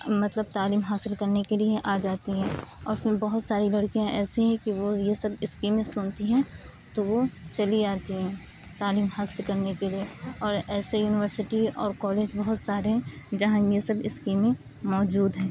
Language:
Urdu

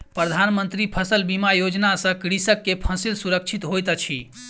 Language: Maithili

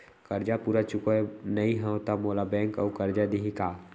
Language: Chhattisgarhi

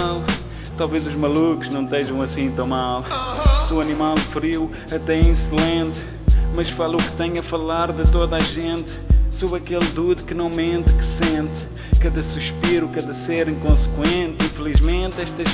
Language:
Portuguese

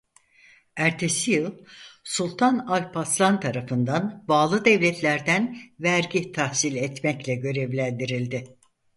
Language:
Turkish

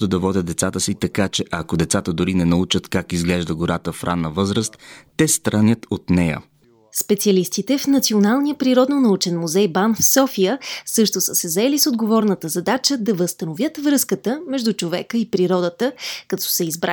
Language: Bulgarian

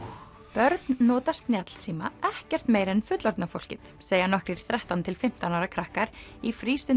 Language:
Icelandic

